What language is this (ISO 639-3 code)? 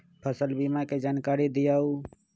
mag